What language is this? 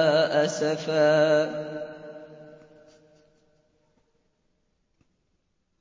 Arabic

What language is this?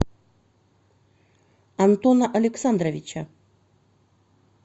Russian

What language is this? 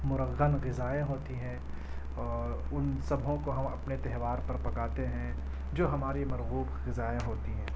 Urdu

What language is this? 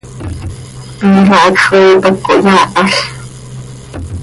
Seri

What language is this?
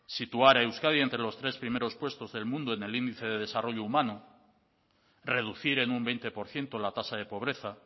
Spanish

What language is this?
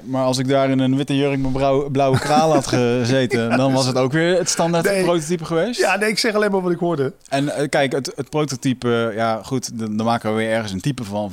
Dutch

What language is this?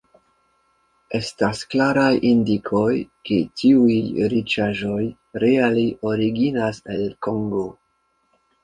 Esperanto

